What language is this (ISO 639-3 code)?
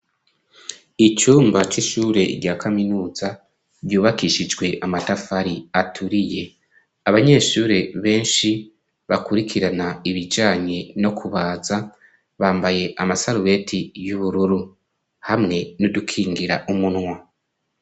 run